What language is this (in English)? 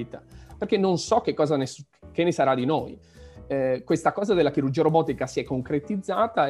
Italian